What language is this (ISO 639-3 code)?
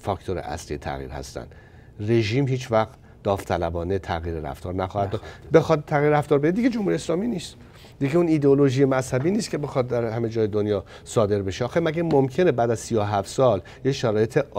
fas